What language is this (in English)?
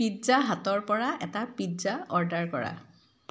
Assamese